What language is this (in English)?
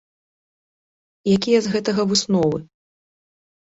Belarusian